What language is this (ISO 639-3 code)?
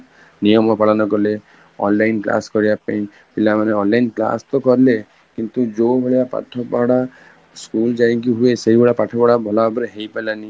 ori